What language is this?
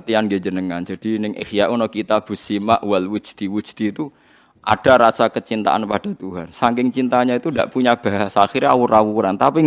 Indonesian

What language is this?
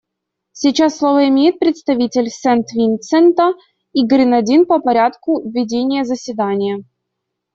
Russian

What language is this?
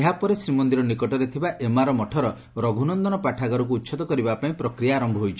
Odia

